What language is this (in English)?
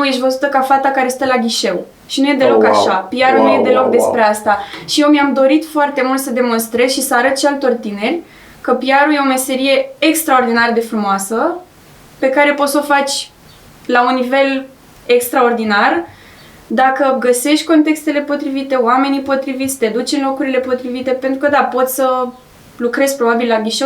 Romanian